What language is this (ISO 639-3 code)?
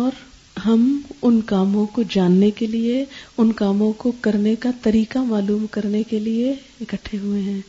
urd